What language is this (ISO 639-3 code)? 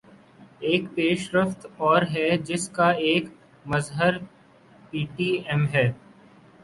urd